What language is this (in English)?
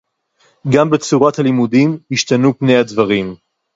Hebrew